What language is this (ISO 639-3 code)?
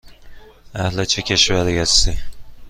fas